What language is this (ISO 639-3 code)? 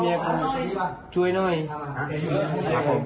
tha